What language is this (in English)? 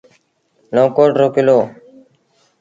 Sindhi Bhil